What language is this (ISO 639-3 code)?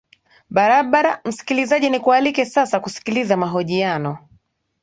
swa